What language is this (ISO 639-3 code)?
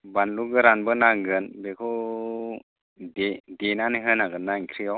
brx